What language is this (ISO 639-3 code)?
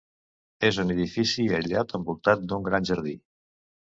cat